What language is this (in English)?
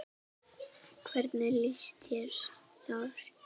Icelandic